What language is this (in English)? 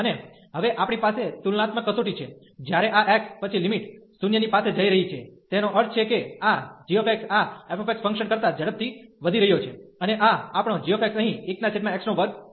Gujarati